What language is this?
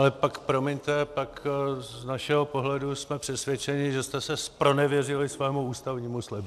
Czech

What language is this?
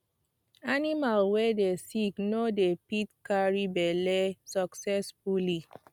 Nigerian Pidgin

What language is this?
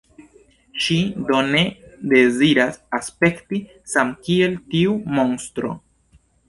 Esperanto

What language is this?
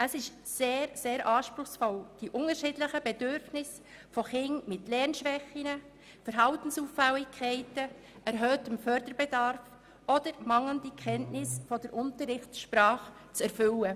Swiss German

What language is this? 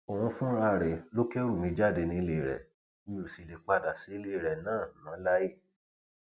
Yoruba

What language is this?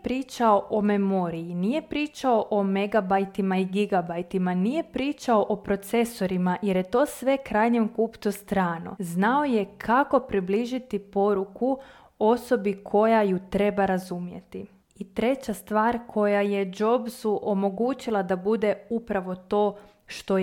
Croatian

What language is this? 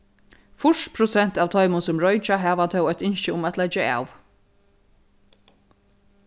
Faroese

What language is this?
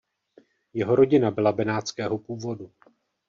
Czech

